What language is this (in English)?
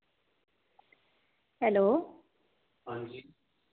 Dogri